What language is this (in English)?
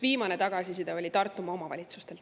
Estonian